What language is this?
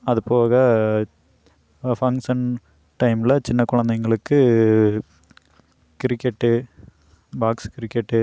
Tamil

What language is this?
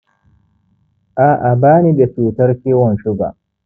Hausa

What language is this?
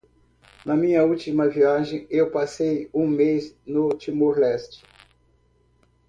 Portuguese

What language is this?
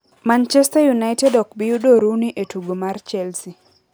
Luo (Kenya and Tanzania)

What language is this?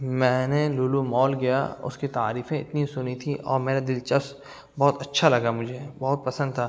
Urdu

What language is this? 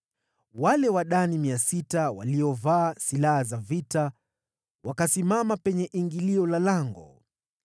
Swahili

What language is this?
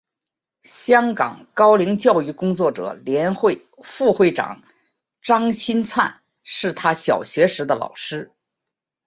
Chinese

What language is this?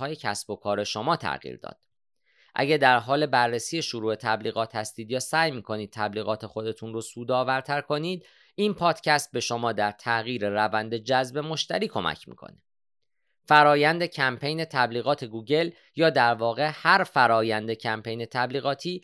Persian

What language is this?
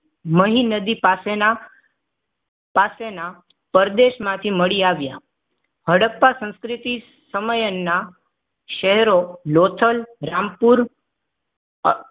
Gujarati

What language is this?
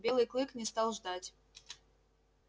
Russian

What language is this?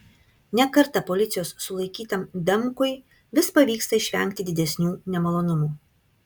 Lithuanian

